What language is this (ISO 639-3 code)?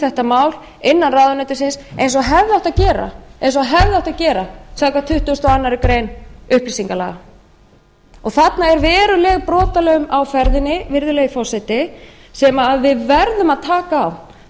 isl